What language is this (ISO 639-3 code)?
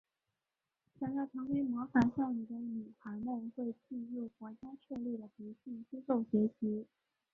zho